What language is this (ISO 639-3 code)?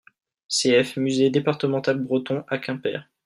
fra